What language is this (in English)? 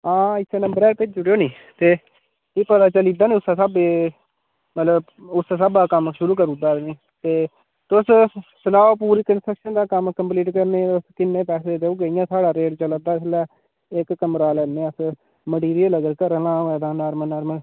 Dogri